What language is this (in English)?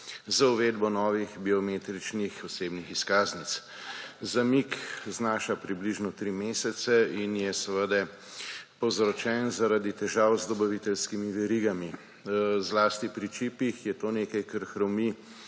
Slovenian